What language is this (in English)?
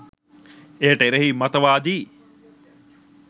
Sinhala